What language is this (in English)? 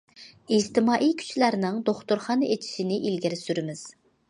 Uyghur